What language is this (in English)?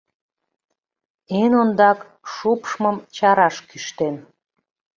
Mari